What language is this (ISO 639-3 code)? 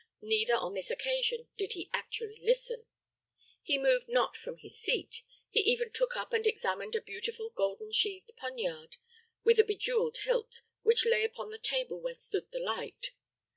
eng